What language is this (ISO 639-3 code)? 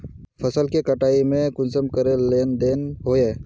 mag